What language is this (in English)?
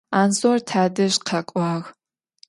Adyghe